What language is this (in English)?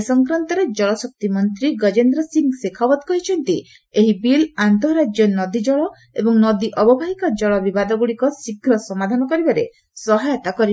Odia